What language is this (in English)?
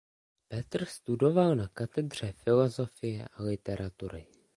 Czech